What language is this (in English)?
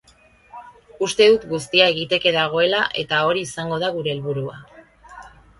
Basque